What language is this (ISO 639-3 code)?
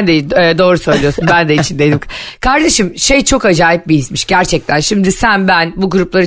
tur